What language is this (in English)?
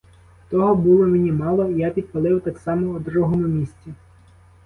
Ukrainian